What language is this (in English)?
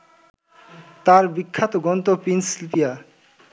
Bangla